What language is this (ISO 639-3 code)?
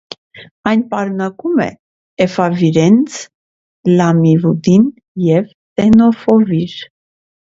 hye